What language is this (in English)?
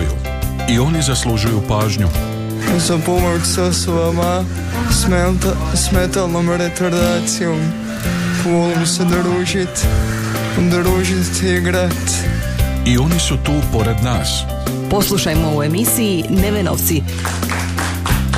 Croatian